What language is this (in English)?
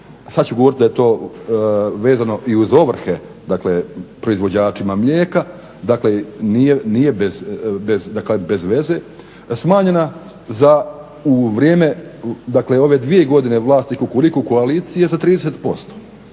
Croatian